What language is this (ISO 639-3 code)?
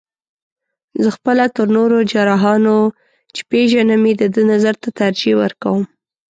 pus